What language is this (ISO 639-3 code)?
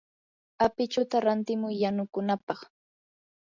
qur